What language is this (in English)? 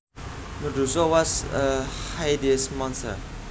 Javanese